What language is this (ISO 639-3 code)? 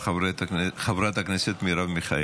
heb